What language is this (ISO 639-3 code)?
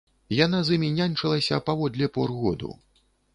bel